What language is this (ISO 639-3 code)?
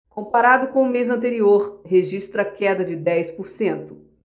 por